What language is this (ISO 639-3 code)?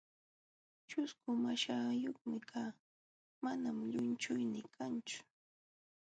qxw